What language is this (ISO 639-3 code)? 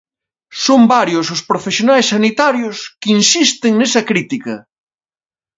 glg